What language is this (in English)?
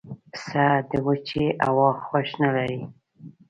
Pashto